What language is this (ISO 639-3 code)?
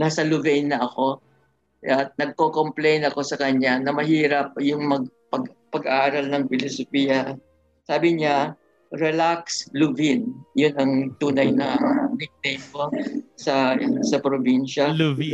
fil